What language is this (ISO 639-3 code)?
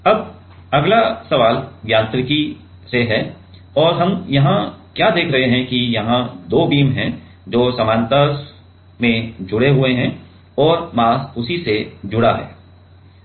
hin